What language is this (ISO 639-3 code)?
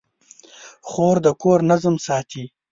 pus